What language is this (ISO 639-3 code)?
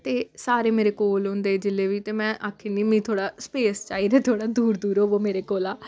doi